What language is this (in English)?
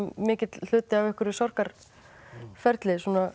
Icelandic